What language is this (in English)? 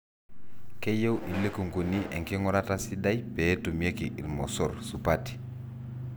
Masai